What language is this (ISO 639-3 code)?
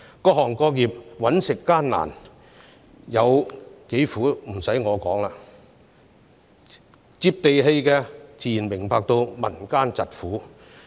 yue